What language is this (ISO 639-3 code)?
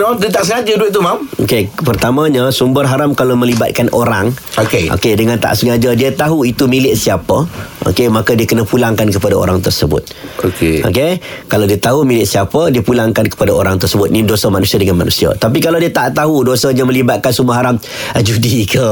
msa